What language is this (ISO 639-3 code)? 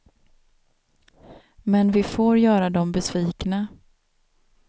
swe